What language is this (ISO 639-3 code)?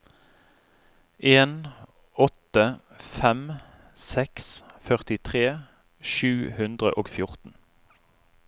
nor